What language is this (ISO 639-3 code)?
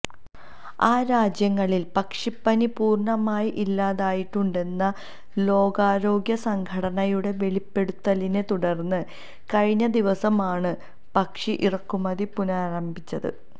mal